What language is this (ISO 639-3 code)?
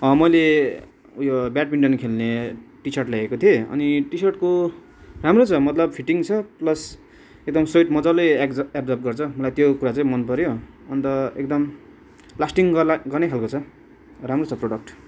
nep